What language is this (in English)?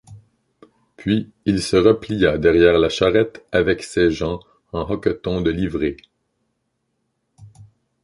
French